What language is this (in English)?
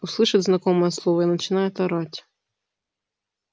Russian